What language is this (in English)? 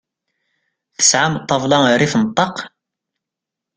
Kabyle